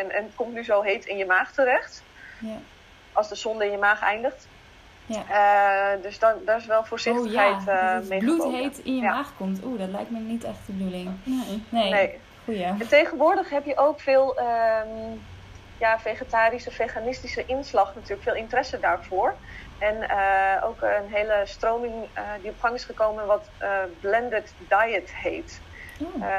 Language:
Dutch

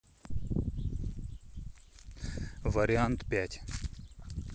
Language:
Russian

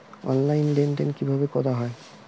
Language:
Bangla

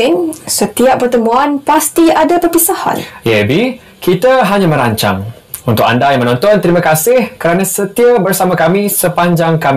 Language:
Malay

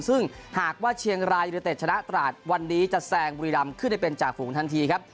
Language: Thai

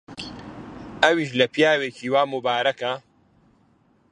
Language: Central Kurdish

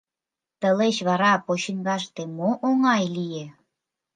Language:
Mari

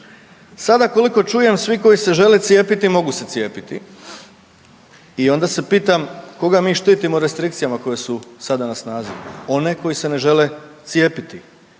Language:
Croatian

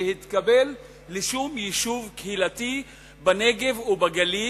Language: Hebrew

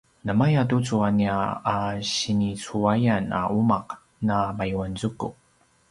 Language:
Paiwan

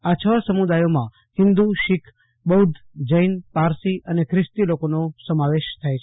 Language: Gujarati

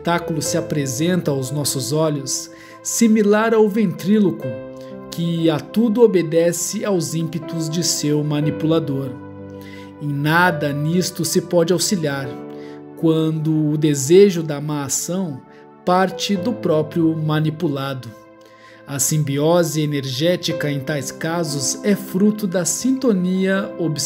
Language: Portuguese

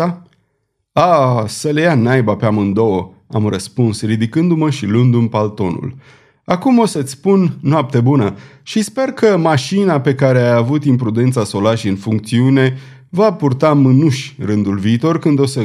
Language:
Romanian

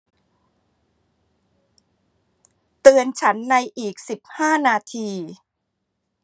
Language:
Thai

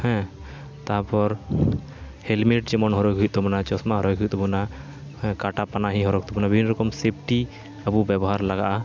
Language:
Santali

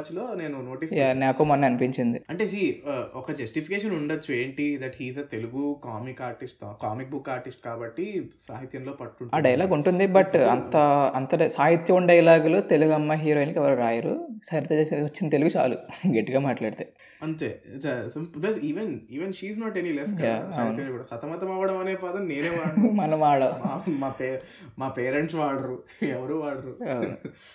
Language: Telugu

